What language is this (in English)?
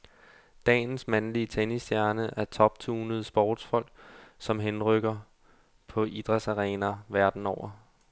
Danish